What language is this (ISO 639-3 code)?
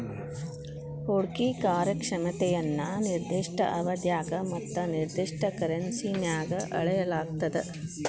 kan